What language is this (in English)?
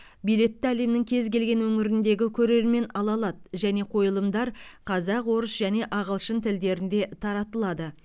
Kazakh